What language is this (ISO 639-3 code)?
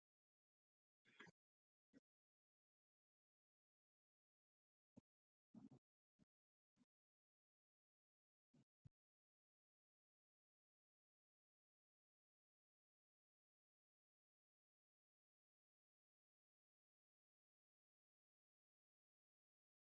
eus